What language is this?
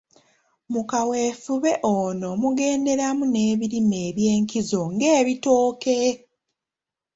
Ganda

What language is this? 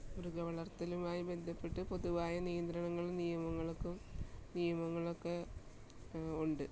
Malayalam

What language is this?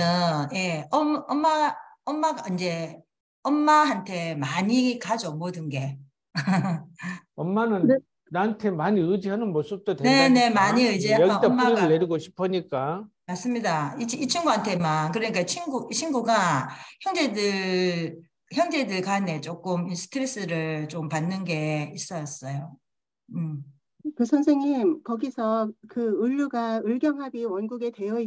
Korean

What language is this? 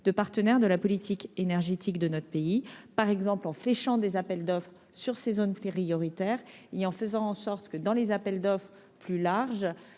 French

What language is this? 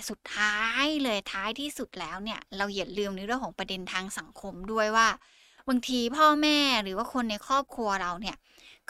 Thai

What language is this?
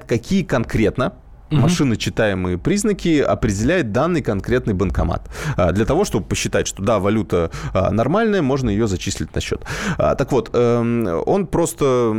Russian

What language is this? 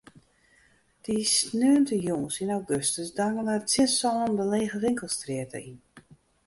Western Frisian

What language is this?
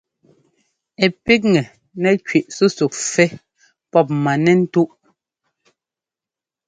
Ngomba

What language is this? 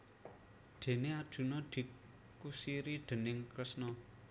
Javanese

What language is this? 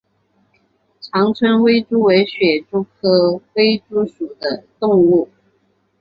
Chinese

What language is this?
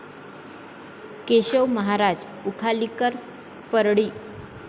Marathi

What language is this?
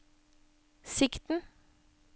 Norwegian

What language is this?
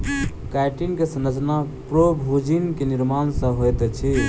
Maithili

